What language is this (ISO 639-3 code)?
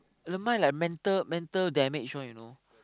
eng